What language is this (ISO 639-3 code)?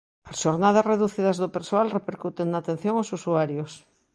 glg